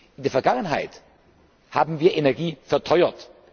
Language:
German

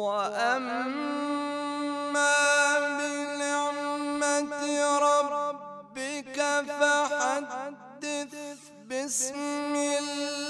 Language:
Arabic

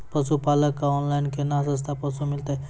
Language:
Maithili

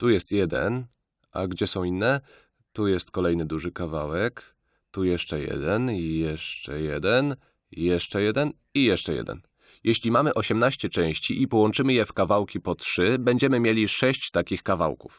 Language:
Polish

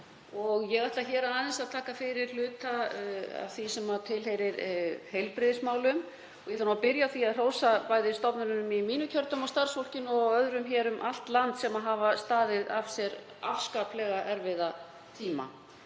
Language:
Icelandic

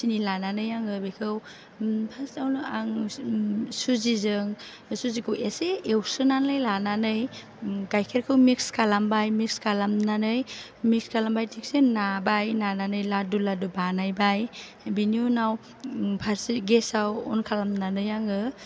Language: Bodo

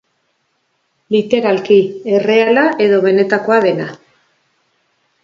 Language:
Basque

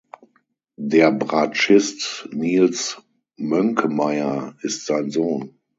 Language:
German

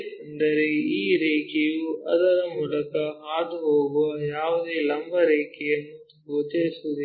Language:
Kannada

